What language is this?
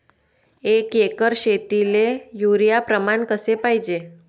Marathi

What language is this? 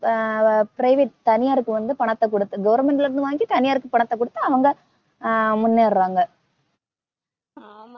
Tamil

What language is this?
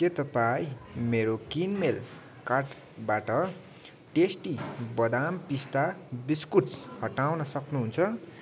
Nepali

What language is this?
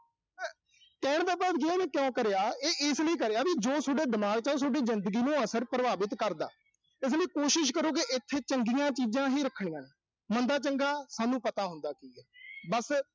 Punjabi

